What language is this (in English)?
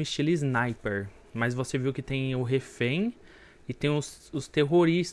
Portuguese